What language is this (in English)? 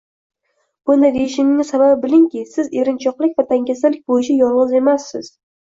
Uzbek